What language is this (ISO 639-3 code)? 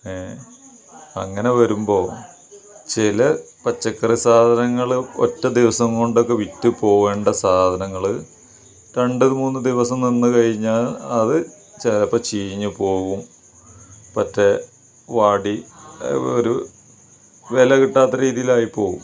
mal